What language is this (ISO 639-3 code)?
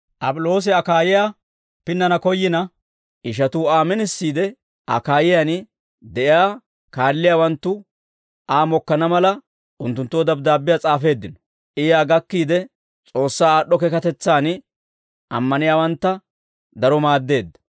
dwr